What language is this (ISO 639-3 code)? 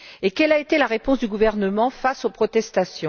fra